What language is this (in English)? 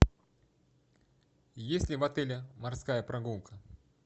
Russian